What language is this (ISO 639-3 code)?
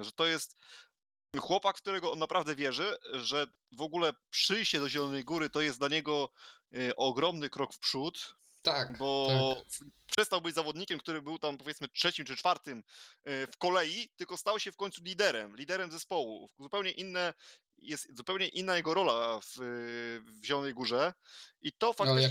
pol